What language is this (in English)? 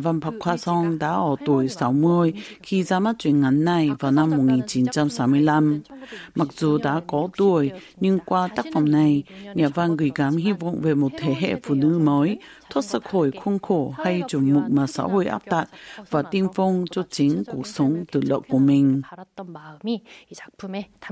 Vietnamese